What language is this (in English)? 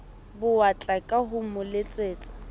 Southern Sotho